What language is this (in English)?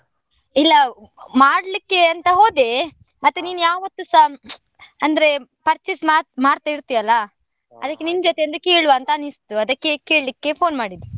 Kannada